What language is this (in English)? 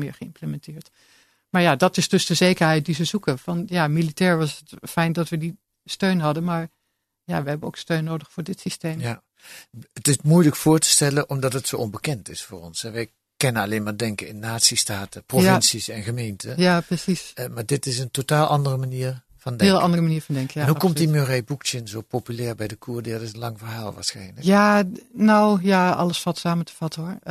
Dutch